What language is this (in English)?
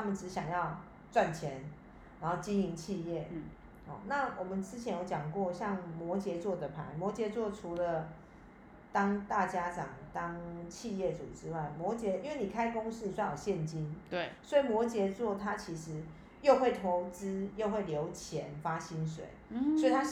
Chinese